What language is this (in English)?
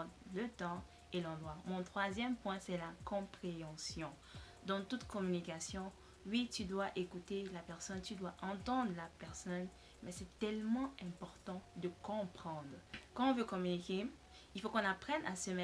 French